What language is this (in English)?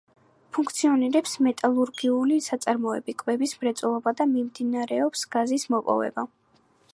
Georgian